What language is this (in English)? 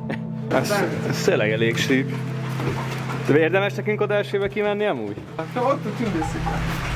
Hungarian